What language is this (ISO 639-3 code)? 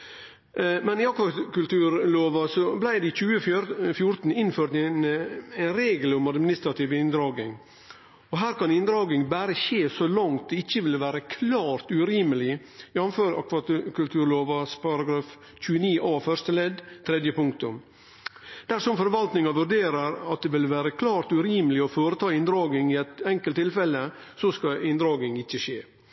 nno